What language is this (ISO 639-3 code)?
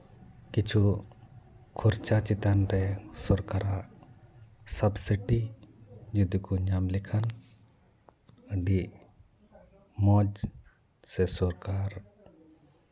sat